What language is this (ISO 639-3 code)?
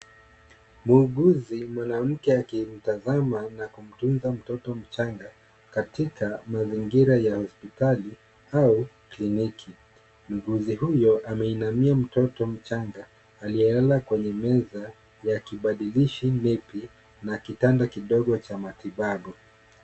swa